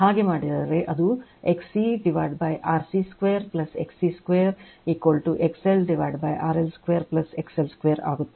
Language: Kannada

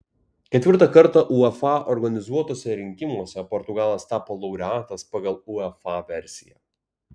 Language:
Lithuanian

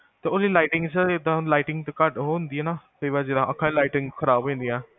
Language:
Punjabi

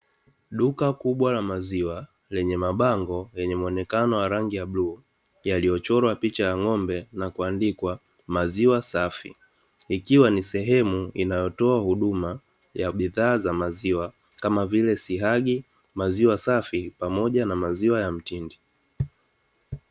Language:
Swahili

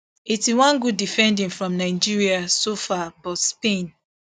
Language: Nigerian Pidgin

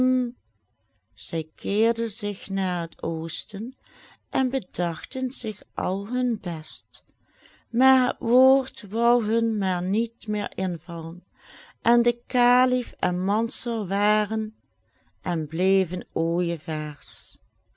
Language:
Dutch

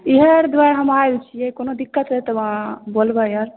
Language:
Maithili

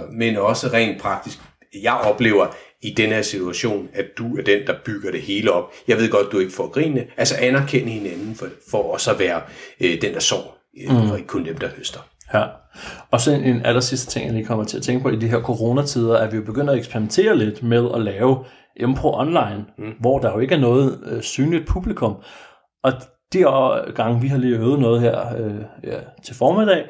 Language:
Danish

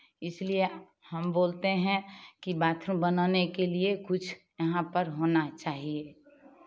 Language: Hindi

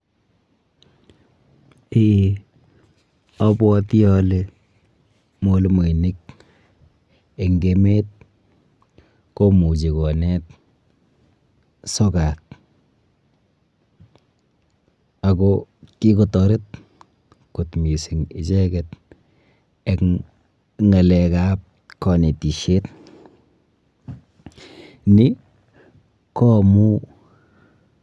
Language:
Kalenjin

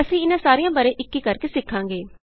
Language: Punjabi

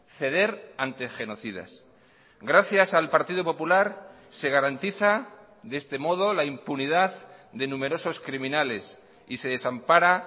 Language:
Spanish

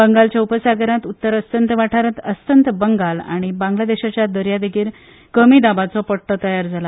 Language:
Konkani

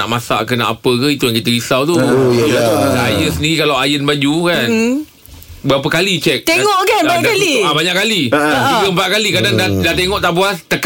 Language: Malay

